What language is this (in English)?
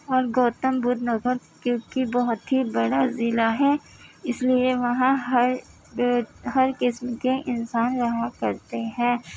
Urdu